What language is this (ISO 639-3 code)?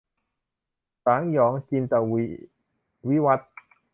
tha